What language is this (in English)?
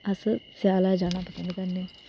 Dogri